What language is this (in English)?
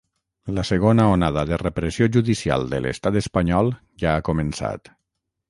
Catalan